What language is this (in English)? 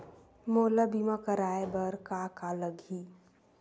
Chhattisgarhi